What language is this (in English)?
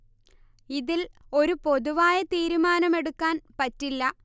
Malayalam